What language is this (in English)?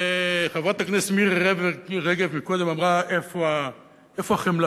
Hebrew